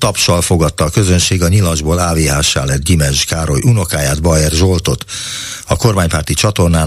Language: Hungarian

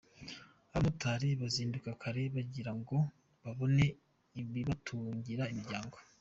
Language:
Kinyarwanda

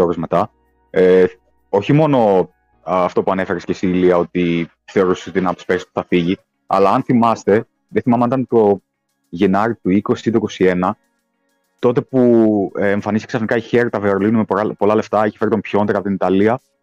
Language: Greek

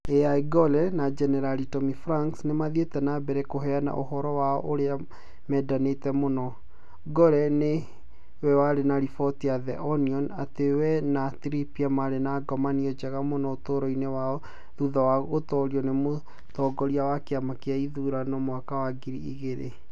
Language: Kikuyu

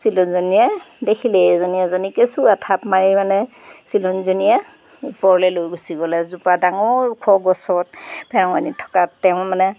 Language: Assamese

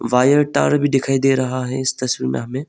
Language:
Hindi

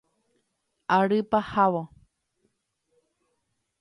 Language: Guarani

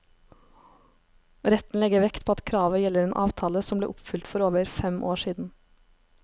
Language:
Norwegian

